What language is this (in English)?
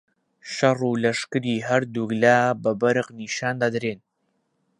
Central Kurdish